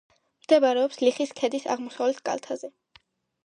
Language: Georgian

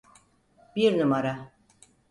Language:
Turkish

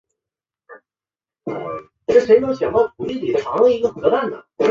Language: Chinese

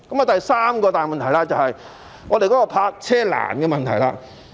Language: Cantonese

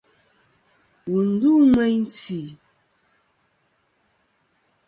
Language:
Kom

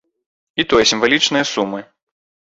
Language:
Belarusian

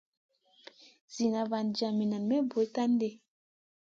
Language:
Masana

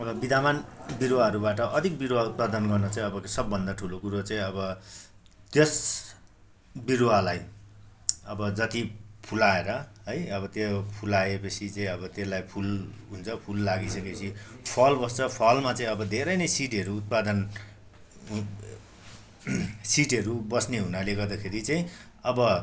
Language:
Nepali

